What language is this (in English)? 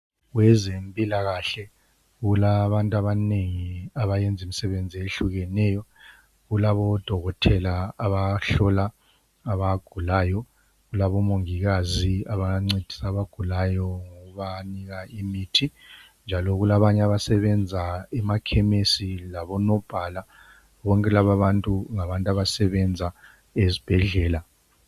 North Ndebele